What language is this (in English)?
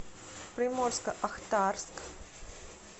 Russian